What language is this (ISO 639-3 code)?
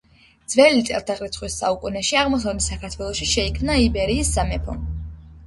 kat